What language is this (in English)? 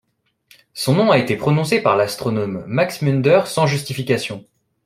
French